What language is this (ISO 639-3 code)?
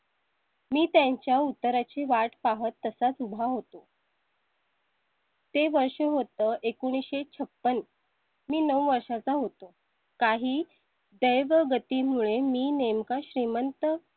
mar